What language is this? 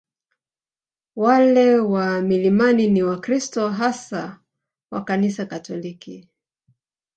Swahili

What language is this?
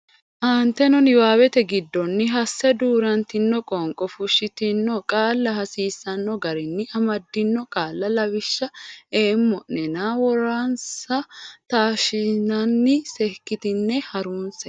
Sidamo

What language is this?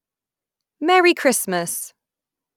English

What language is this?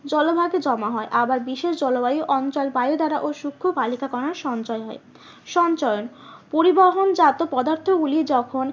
Bangla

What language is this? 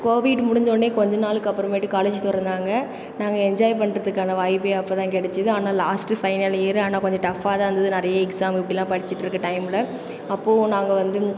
Tamil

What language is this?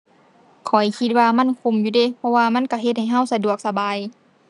Thai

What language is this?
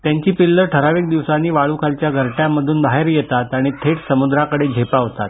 Marathi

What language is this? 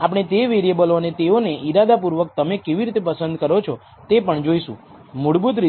Gujarati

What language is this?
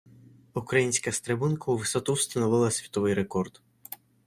Ukrainian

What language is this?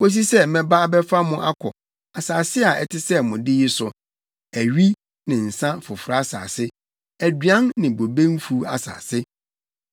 Akan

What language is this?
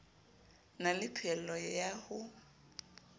Southern Sotho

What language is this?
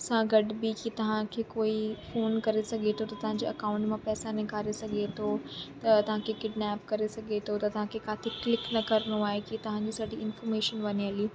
Sindhi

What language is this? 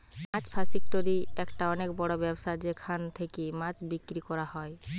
Bangla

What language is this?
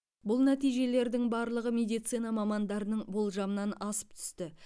Kazakh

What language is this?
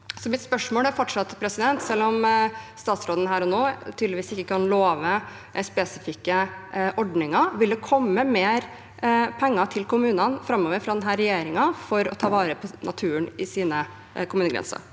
Norwegian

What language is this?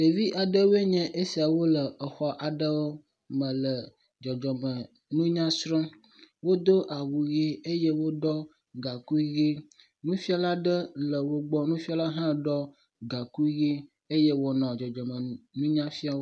Ewe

